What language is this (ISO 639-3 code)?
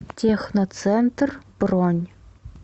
rus